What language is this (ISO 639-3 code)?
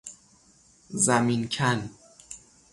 fas